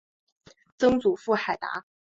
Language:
Chinese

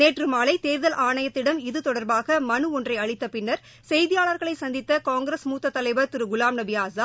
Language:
Tamil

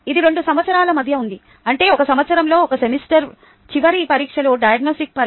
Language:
Telugu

